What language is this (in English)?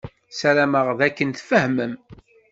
Kabyle